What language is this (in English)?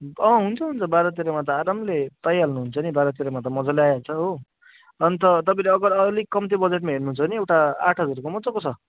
Nepali